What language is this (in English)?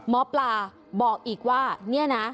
Thai